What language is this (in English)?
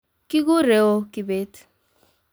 Kalenjin